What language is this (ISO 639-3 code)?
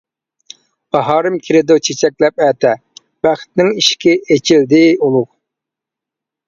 uig